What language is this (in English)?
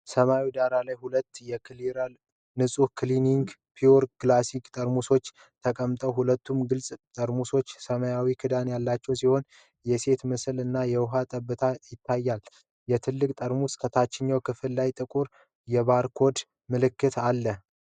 Amharic